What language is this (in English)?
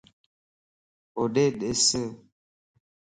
Lasi